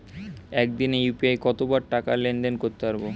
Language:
Bangla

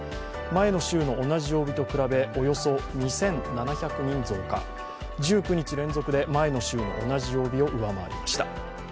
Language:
Japanese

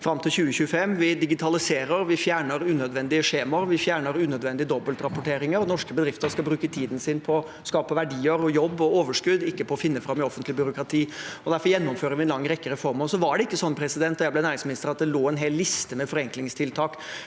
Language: Norwegian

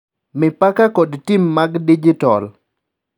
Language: Luo (Kenya and Tanzania)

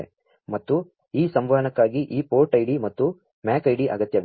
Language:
Kannada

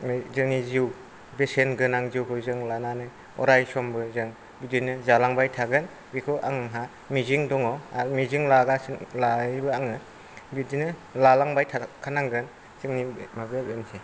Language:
Bodo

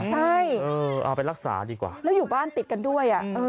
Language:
Thai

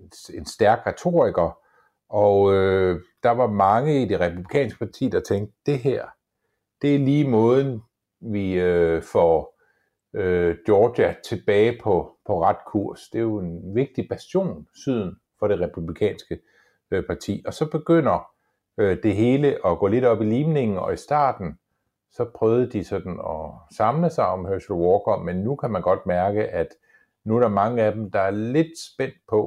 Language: Danish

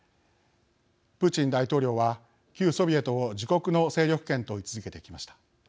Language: Japanese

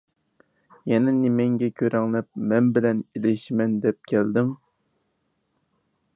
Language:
Uyghur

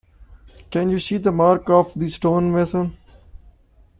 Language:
English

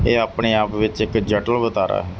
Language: Punjabi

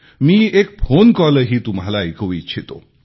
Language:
Marathi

